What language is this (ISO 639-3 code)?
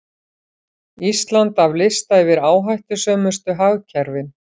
isl